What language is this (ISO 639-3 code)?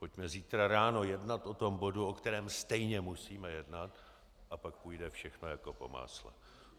ces